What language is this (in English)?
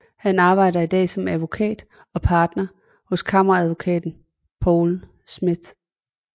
Danish